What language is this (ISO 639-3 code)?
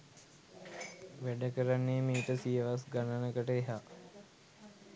sin